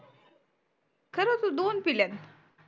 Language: Marathi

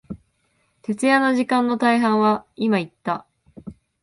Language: Japanese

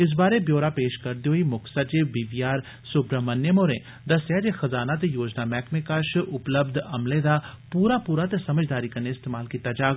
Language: Dogri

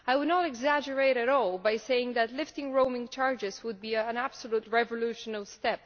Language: English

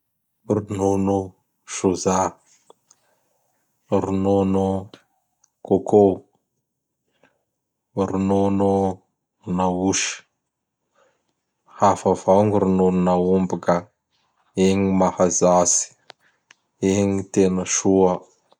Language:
Bara Malagasy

